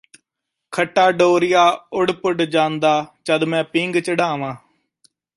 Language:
Punjabi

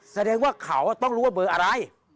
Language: Thai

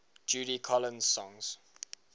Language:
English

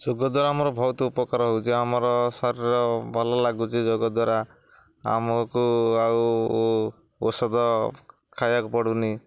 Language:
Odia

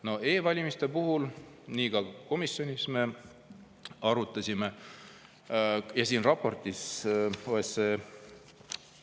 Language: Estonian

